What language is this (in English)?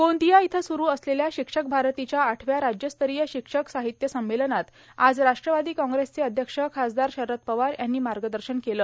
Marathi